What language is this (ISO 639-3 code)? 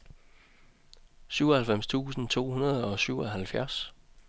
dan